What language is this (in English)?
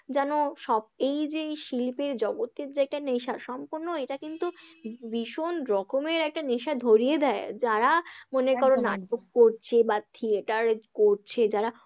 Bangla